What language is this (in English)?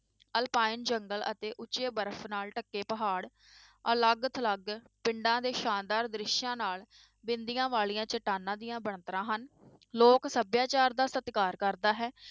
Punjabi